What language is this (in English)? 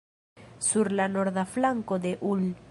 Esperanto